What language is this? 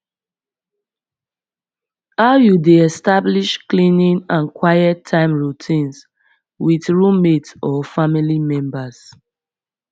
Nigerian Pidgin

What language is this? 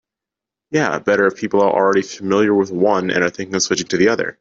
English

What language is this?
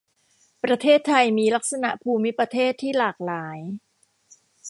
Thai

